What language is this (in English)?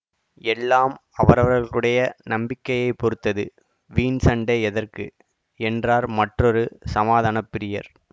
Tamil